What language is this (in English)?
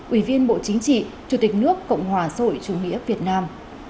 Vietnamese